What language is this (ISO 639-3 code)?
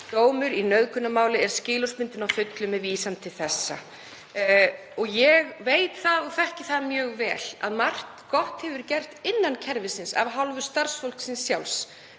isl